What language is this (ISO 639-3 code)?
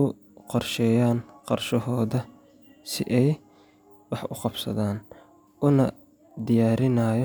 som